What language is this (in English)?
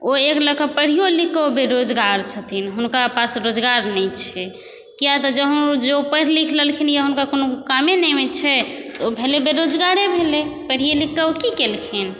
Maithili